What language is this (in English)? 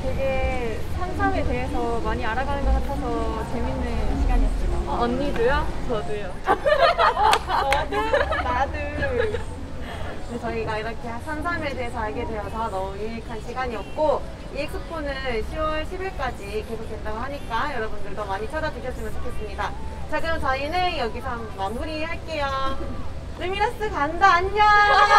Korean